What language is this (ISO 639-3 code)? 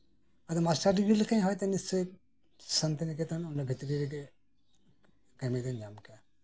sat